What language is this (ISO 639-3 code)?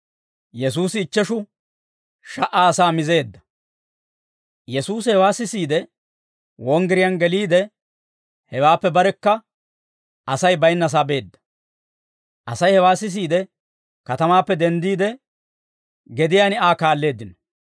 dwr